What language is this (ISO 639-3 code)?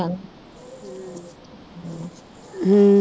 pan